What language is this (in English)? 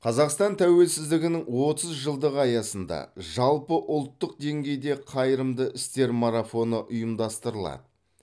Kazakh